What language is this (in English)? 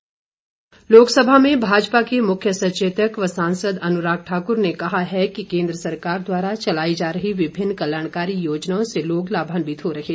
Hindi